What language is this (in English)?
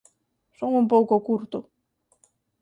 Galician